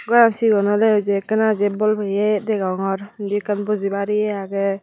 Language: Chakma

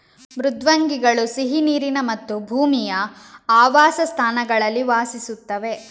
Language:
Kannada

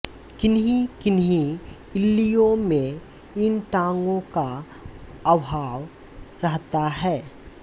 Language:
Hindi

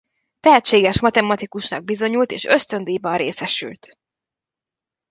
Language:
Hungarian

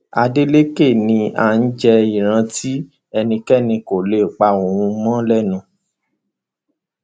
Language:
Yoruba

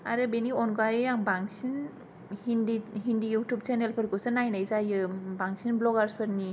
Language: Bodo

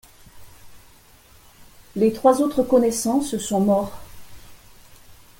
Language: French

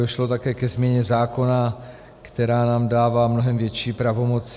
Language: Czech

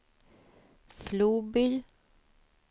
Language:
Swedish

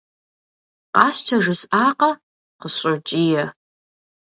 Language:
Kabardian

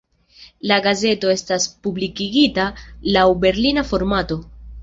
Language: Esperanto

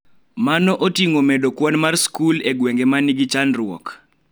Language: Luo (Kenya and Tanzania)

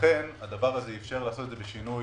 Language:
Hebrew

